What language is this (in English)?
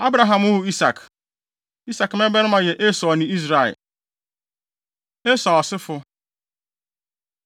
Akan